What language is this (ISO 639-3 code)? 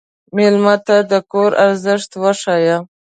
pus